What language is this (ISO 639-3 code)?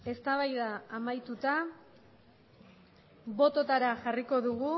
eus